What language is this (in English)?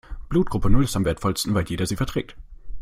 German